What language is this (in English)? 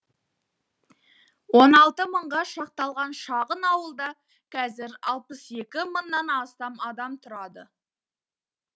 Kazakh